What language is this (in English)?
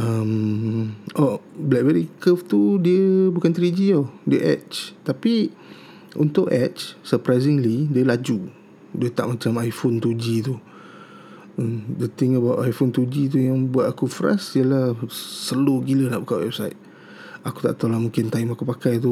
Malay